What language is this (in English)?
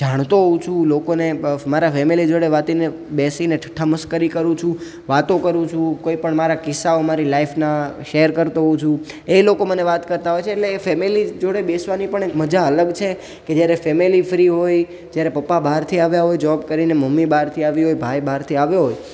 Gujarati